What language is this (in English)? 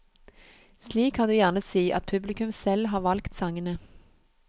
Norwegian